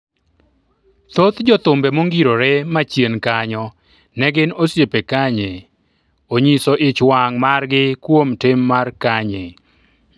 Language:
Luo (Kenya and Tanzania)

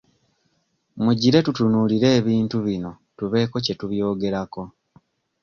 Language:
Ganda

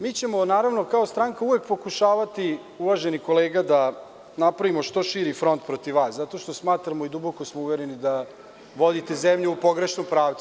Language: Serbian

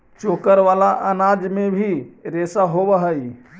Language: Magahi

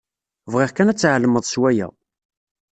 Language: Kabyle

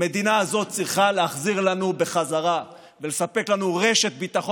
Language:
Hebrew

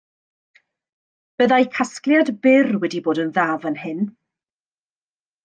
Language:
Welsh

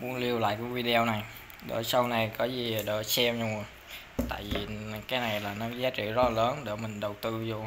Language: Vietnamese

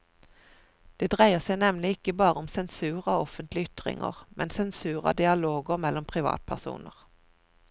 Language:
Norwegian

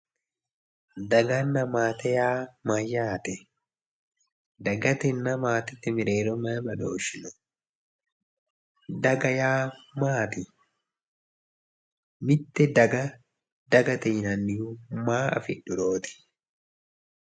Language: Sidamo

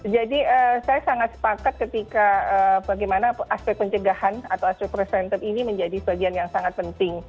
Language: Indonesian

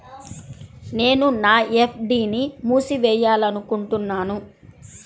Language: Telugu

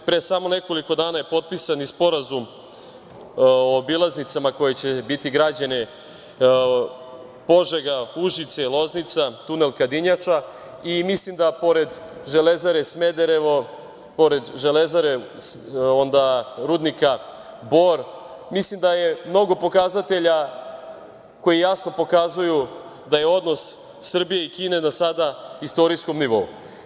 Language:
Serbian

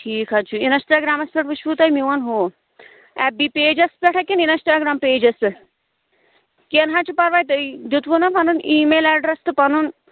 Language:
Kashmiri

